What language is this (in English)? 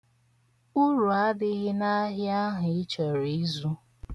Igbo